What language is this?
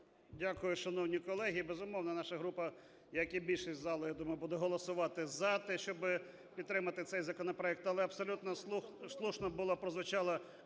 Ukrainian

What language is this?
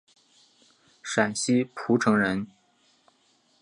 Chinese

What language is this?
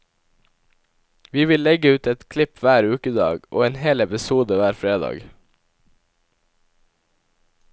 Norwegian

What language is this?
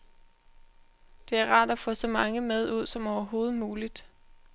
Danish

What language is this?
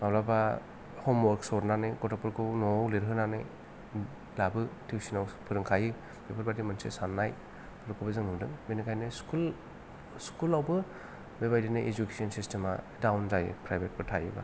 Bodo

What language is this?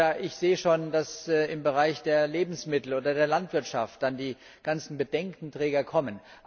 German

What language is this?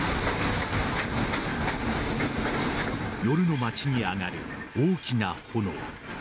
Japanese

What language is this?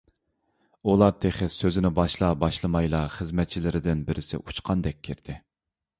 Uyghur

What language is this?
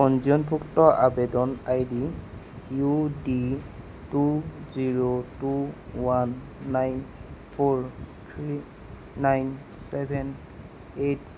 Assamese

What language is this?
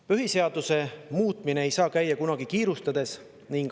Estonian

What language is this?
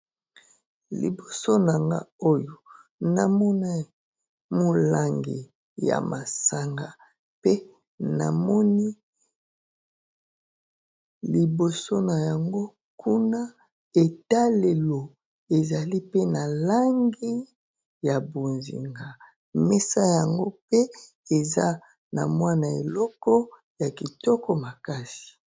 Lingala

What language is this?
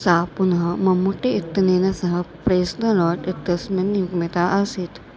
Sanskrit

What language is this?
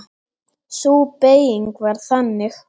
Icelandic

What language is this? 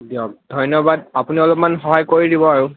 Assamese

